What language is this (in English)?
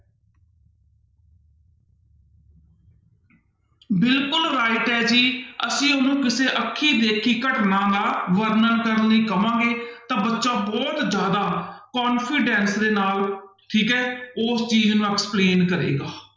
Punjabi